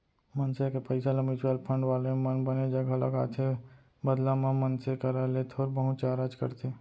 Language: Chhattisgarhi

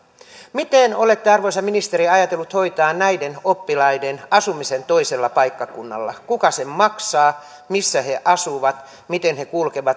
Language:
Finnish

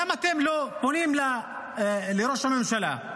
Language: Hebrew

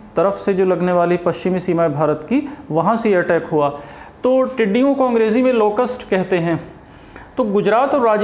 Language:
Hindi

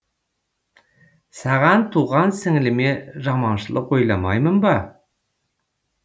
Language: Kazakh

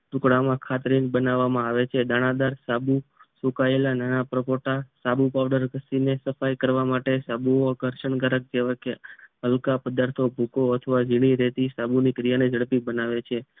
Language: Gujarati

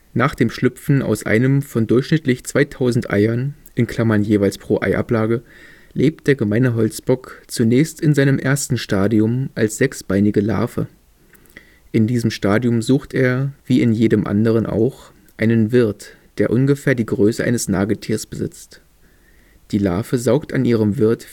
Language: German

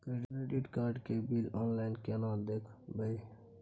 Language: Maithili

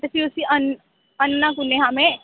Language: Dogri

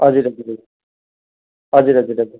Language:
Nepali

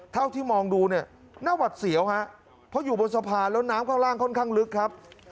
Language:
Thai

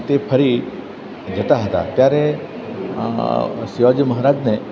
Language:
Gujarati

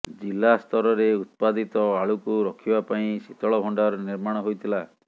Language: Odia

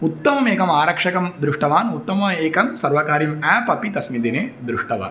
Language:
Sanskrit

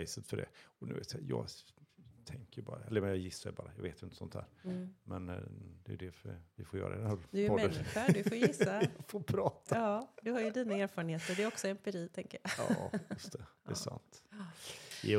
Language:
Swedish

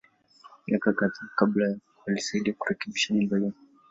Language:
Swahili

